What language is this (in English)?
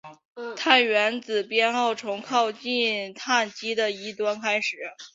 Chinese